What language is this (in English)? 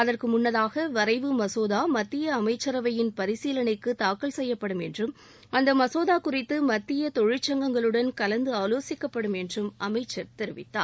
Tamil